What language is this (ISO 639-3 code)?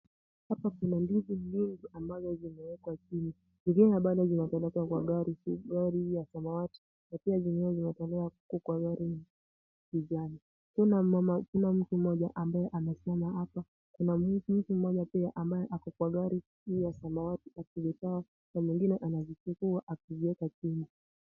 swa